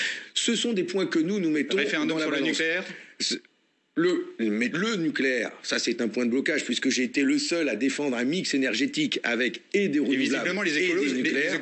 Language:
French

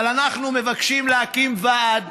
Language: Hebrew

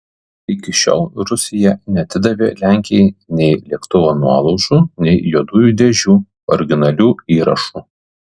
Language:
Lithuanian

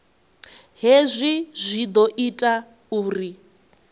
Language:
Venda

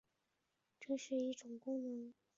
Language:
Chinese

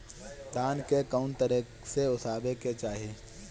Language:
Bhojpuri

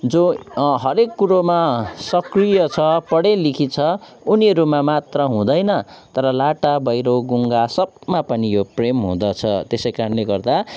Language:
Nepali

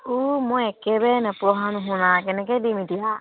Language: Assamese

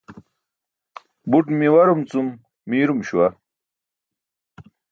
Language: Burushaski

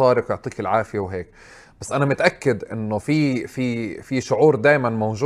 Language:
Arabic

